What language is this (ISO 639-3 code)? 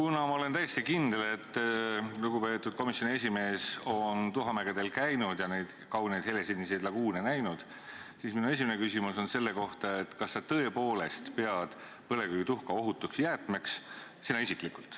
est